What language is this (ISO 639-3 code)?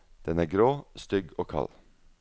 nor